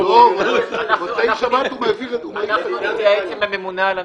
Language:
Hebrew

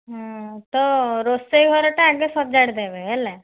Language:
Odia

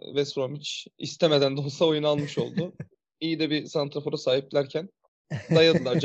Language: Turkish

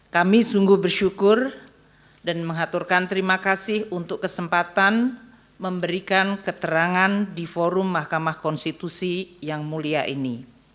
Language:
Indonesian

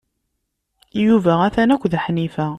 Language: Kabyle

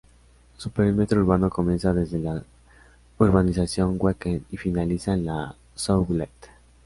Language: Spanish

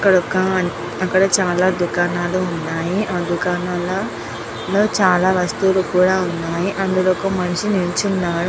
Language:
Telugu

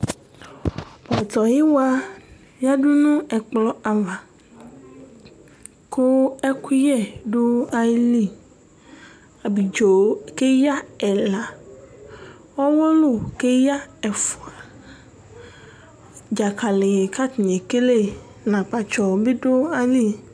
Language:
Ikposo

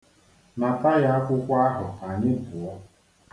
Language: Igbo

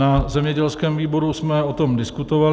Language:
Czech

